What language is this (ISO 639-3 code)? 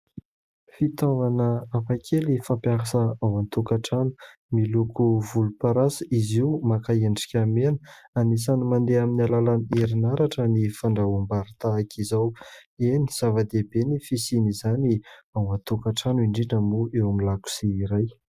mlg